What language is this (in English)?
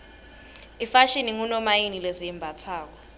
Swati